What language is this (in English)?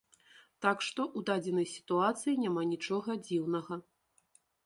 Belarusian